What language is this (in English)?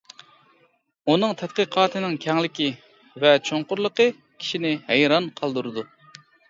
Uyghur